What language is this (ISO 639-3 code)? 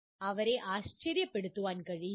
mal